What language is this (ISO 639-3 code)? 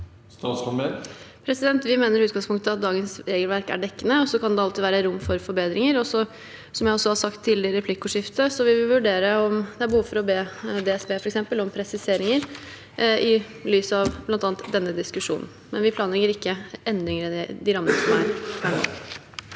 nor